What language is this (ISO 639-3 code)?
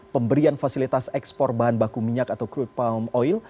ind